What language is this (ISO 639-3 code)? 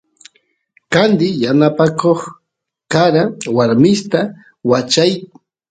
qus